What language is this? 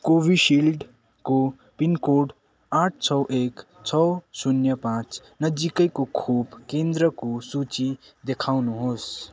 Nepali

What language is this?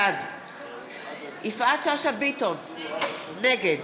Hebrew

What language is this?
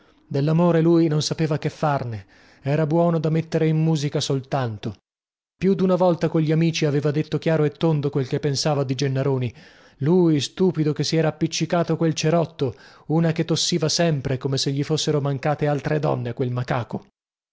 Italian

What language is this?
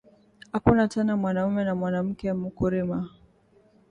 Swahili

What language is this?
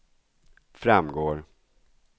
Swedish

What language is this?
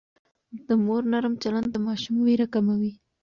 Pashto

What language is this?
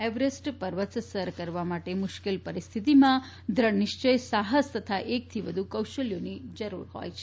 Gujarati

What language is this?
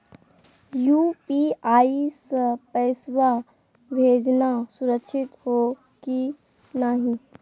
Magahi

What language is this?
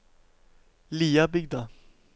Norwegian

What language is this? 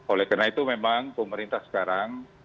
Indonesian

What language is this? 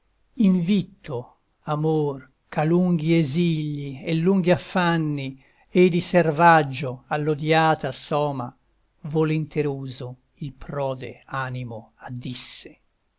Italian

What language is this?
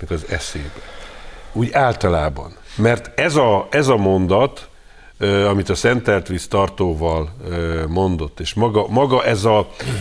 Hungarian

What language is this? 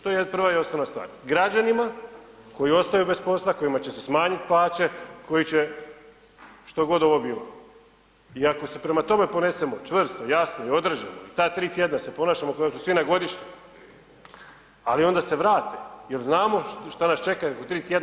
Croatian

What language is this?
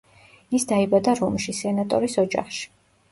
Georgian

